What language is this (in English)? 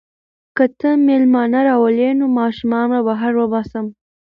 Pashto